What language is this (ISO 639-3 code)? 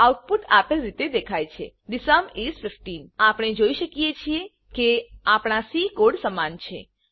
guj